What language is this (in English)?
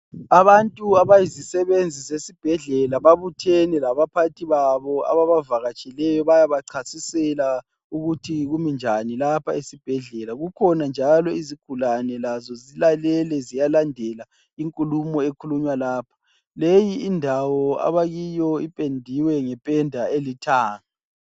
North Ndebele